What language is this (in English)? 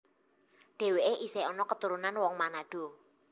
Javanese